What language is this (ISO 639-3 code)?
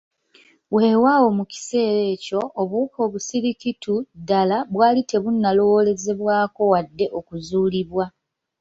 lug